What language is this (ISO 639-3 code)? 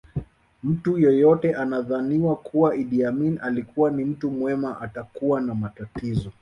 swa